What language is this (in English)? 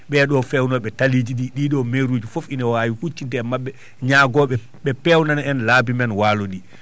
Fula